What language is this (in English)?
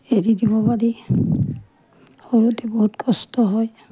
Assamese